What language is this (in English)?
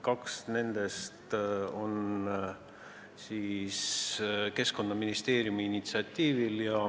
Estonian